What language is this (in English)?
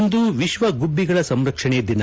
Kannada